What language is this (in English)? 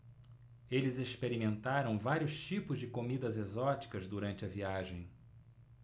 Portuguese